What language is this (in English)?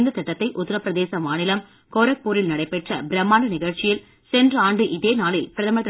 Tamil